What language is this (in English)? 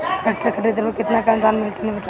Bhojpuri